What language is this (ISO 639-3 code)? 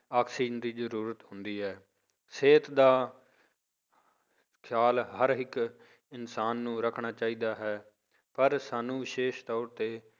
pan